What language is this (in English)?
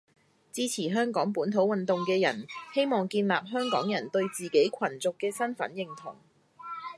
Cantonese